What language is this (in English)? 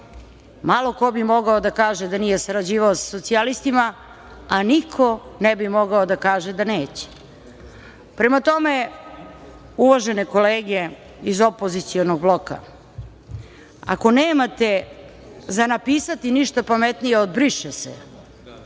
Serbian